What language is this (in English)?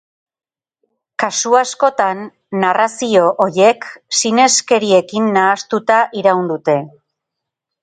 Basque